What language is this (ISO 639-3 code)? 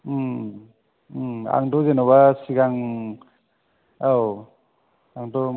brx